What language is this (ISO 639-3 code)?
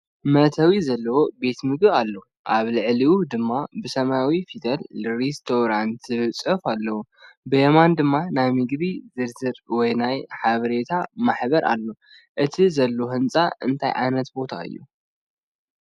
tir